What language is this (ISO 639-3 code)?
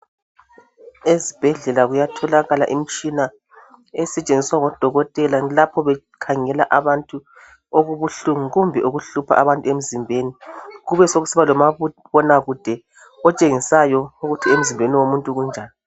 nde